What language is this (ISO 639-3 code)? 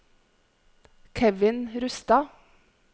nor